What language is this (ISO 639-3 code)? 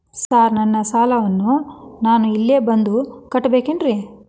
kan